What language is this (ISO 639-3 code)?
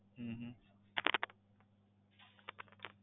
guj